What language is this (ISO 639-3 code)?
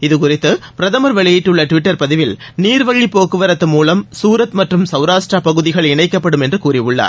tam